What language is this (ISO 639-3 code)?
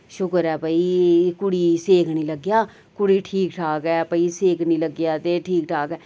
doi